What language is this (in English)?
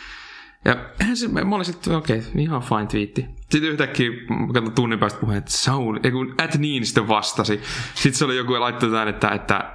Finnish